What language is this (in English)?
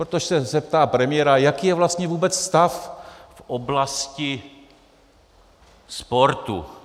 Czech